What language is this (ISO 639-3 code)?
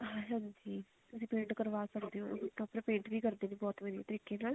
pan